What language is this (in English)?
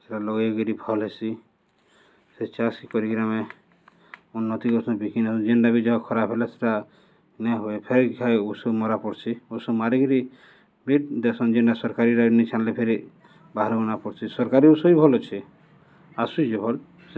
Odia